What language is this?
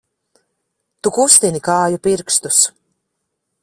Latvian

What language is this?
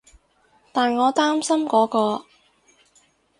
Cantonese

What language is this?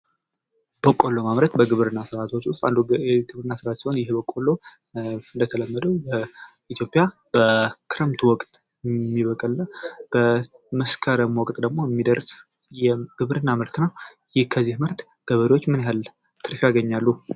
Amharic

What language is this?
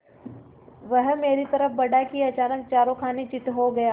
Hindi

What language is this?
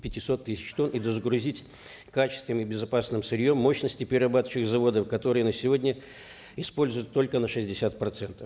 Kazakh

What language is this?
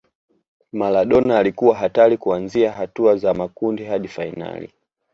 Swahili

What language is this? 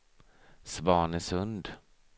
Swedish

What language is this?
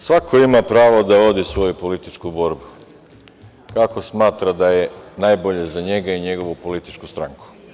Serbian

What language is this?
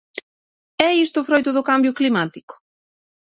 Galician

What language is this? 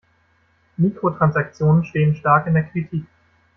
German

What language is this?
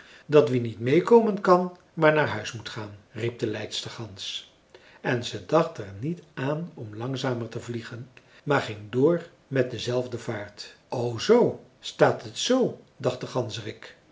Dutch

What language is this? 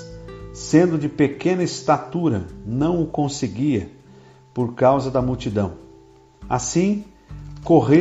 Portuguese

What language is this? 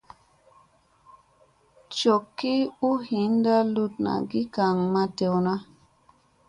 Musey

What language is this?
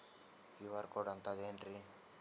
Kannada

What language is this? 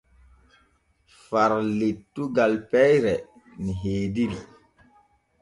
Borgu Fulfulde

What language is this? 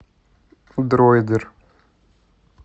Russian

